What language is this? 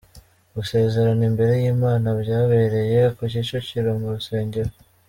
Kinyarwanda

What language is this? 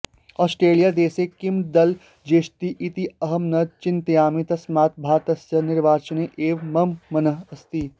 Sanskrit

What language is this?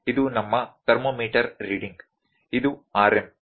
Kannada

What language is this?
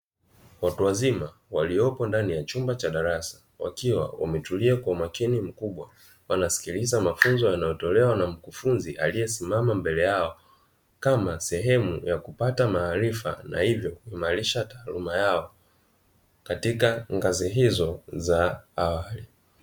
Swahili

